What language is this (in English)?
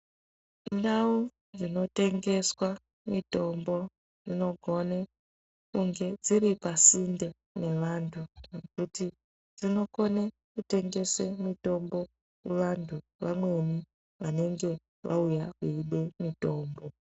Ndau